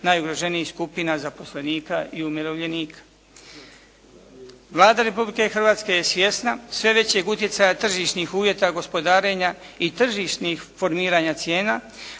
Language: Croatian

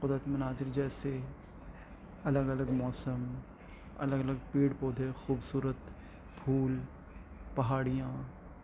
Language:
Urdu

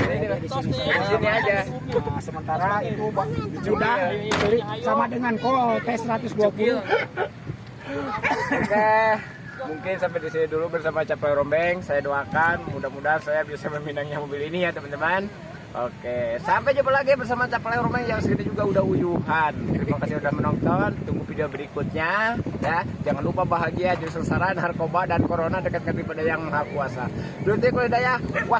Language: Indonesian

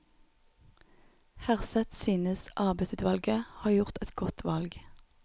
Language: Norwegian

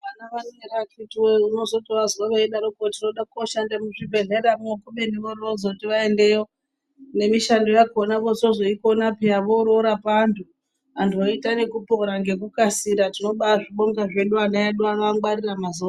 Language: Ndau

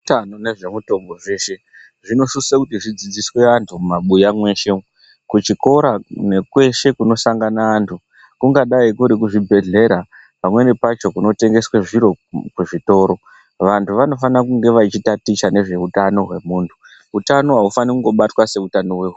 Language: Ndau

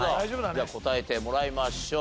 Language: Japanese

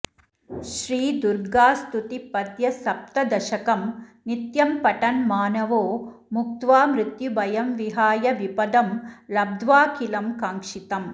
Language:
Sanskrit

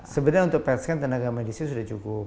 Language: Indonesian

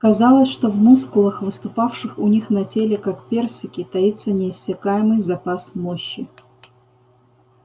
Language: Russian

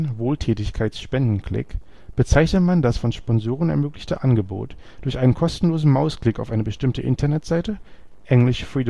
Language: German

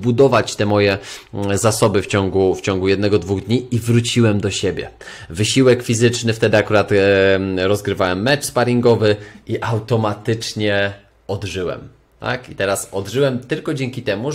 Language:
Polish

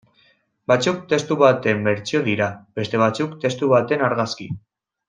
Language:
Basque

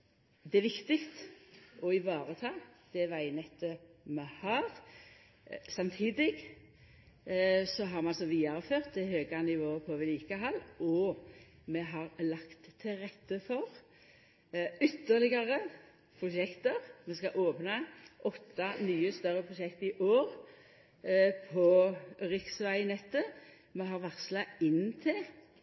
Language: Norwegian Nynorsk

